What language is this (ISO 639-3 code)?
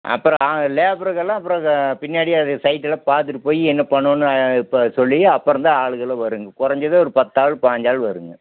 tam